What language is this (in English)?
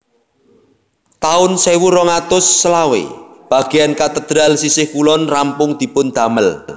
Javanese